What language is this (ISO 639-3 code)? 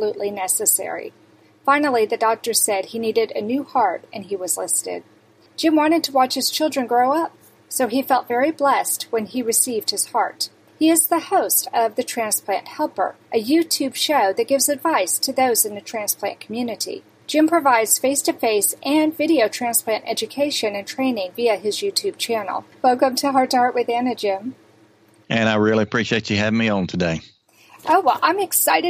eng